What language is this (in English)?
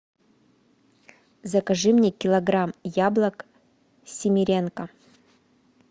Russian